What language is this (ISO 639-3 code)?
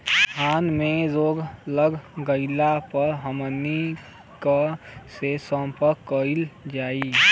bho